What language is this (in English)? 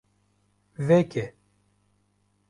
Kurdish